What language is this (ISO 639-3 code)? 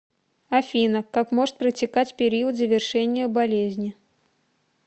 rus